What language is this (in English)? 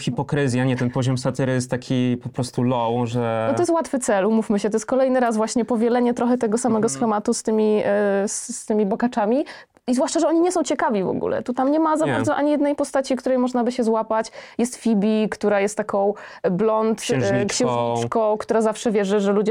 Polish